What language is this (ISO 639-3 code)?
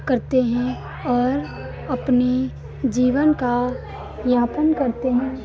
hin